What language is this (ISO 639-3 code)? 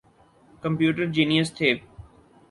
urd